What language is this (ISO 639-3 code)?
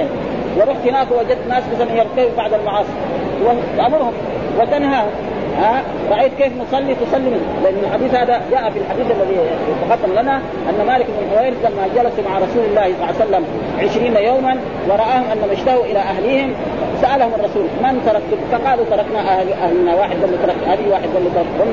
ara